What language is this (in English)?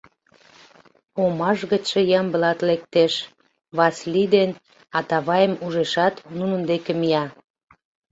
Mari